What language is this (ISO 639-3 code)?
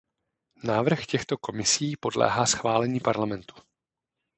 ces